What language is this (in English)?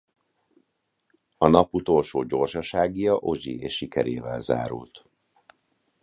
Hungarian